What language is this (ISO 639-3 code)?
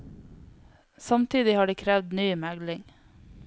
nor